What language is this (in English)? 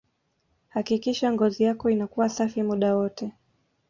Swahili